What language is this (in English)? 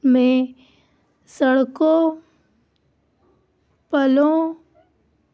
Urdu